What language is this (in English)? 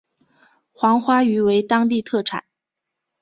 Chinese